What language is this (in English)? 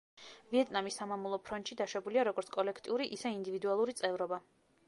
Georgian